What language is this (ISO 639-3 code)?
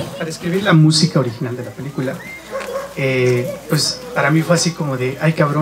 spa